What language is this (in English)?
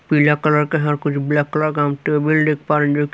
Hindi